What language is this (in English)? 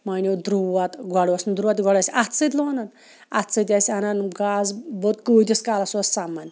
Kashmiri